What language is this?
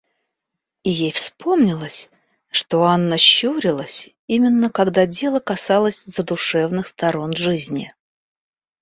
Russian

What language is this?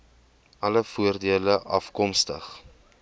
Afrikaans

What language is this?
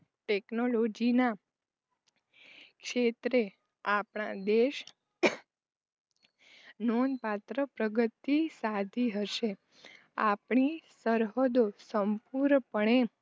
Gujarati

